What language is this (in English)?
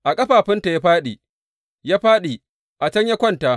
Hausa